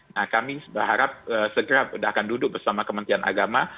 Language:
Indonesian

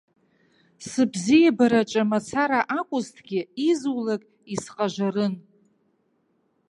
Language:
Abkhazian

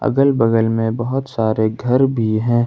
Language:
Hindi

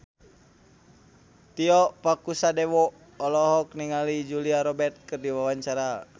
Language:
Sundanese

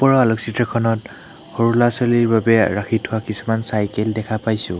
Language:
Assamese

